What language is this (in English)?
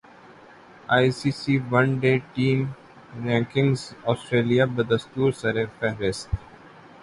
Urdu